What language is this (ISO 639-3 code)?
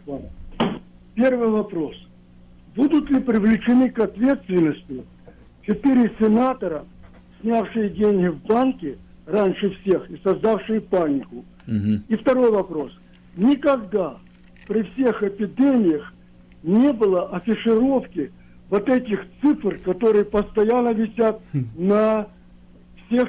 rus